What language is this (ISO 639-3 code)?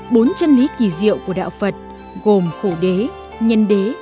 vie